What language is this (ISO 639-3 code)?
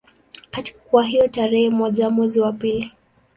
swa